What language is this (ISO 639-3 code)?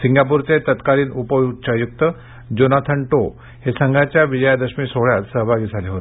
mar